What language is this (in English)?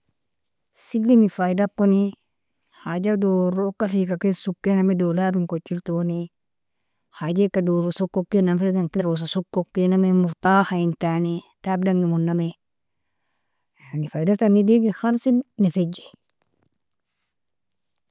Nobiin